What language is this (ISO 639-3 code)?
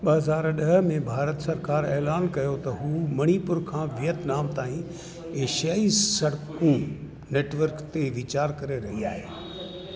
snd